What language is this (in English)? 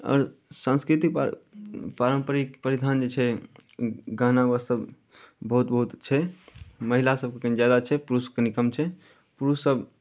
Maithili